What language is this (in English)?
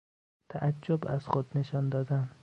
Persian